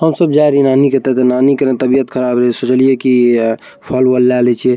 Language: Maithili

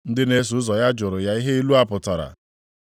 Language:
Igbo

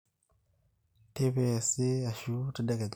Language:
Masai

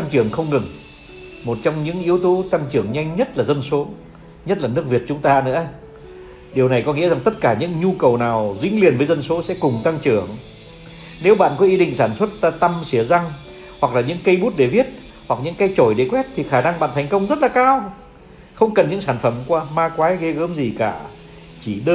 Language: Vietnamese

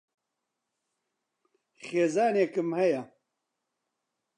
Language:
Central Kurdish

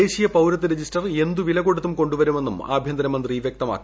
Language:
Malayalam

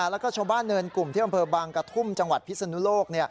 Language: Thai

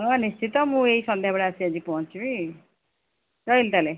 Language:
Odia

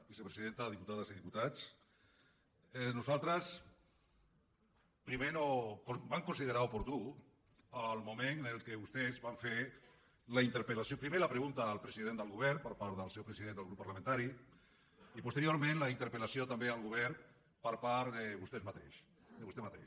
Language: Catalan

